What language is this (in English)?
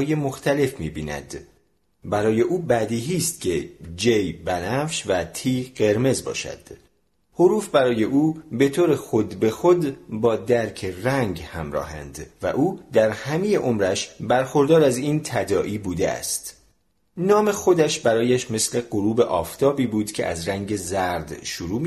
Persian